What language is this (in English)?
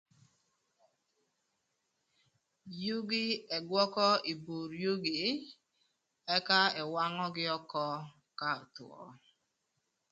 Thur